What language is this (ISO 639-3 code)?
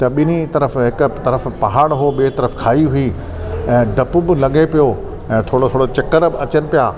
snd